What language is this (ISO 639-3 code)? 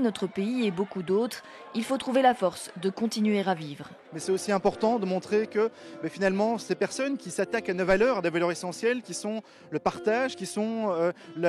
fra